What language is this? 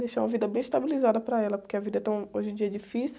Portuguese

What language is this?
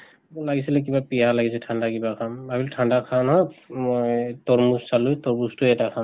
Assamese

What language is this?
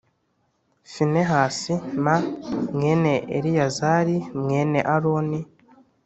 Kinyarwanda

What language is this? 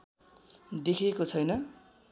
Nepali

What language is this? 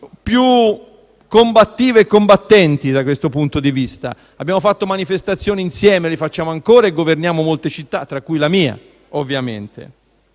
Italian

